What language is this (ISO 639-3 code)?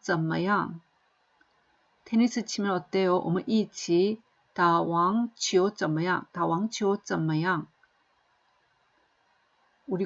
kor